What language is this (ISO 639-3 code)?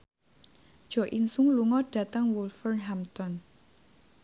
jav